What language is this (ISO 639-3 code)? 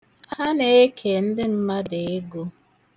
ibo